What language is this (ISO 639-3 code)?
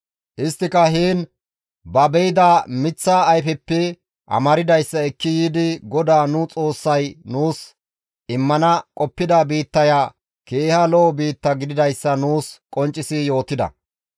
gmv